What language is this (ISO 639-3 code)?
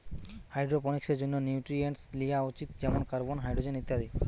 ben